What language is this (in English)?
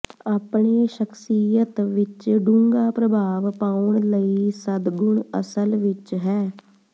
Punjabi